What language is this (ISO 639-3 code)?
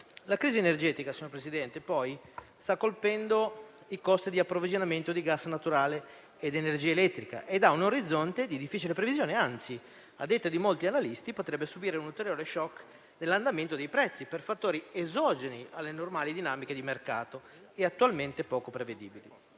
ita